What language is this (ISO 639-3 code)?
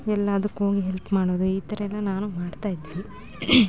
kan